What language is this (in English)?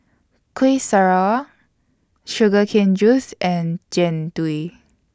English